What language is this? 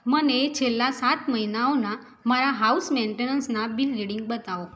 Gujarati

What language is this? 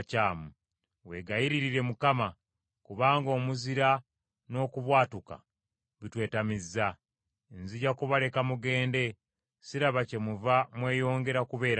Ganda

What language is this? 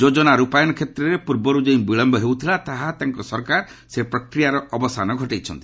Odia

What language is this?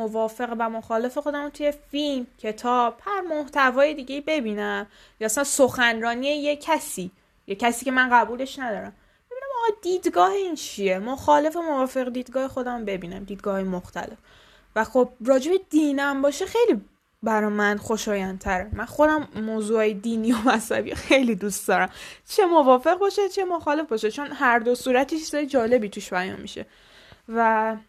Persian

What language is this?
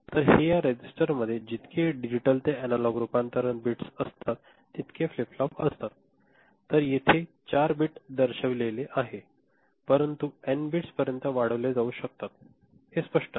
Marathi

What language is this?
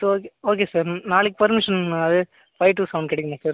Tamil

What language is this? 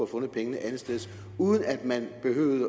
Danish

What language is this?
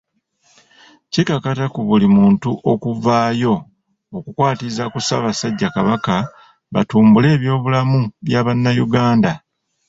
Ganda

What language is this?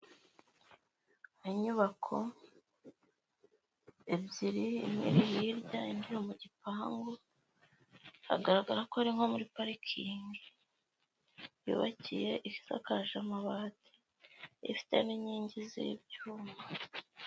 Kinyarwanda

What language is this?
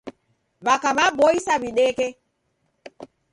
Taita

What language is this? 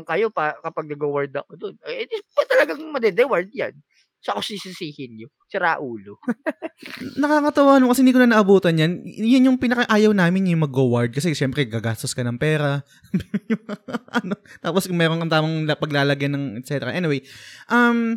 Filipino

